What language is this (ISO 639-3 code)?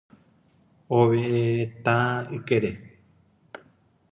grn